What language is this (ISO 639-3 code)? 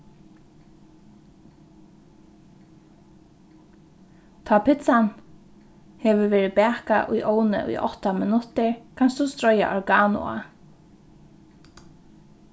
fao